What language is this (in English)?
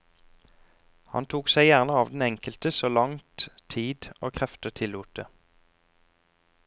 Norwegian